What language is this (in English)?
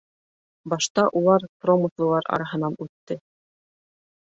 Bashkir